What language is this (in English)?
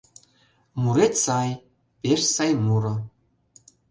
Mari